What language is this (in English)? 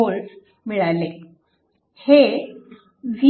Marathi